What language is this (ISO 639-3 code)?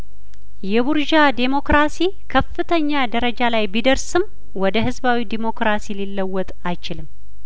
amh